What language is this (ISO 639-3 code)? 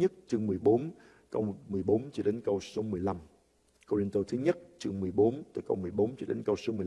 vie